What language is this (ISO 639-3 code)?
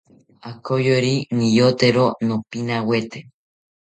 cpy